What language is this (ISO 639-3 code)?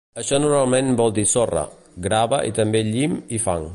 cat